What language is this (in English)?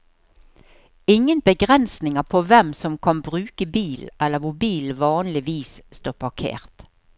Norwegian